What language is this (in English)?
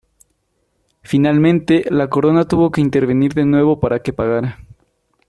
Spanish